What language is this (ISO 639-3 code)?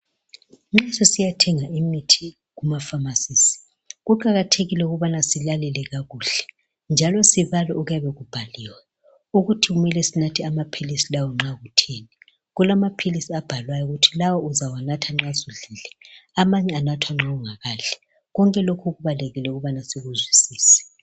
nde